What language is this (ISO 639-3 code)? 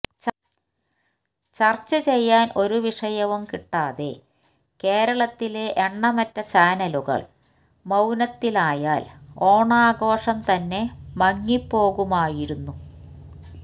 mal